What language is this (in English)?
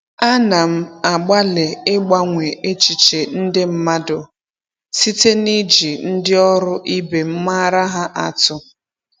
Igbo